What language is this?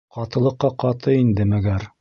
Bashkir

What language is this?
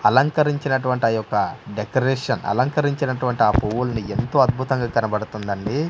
Telugu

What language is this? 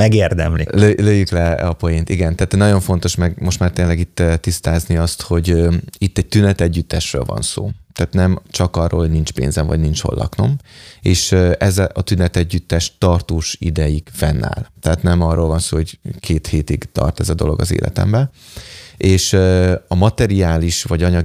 Hungarian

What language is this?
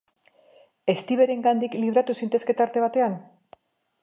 Basque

